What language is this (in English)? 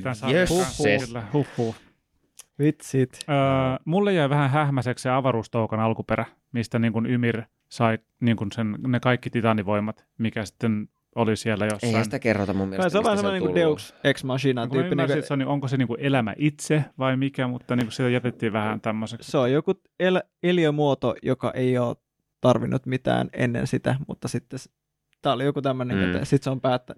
Finnish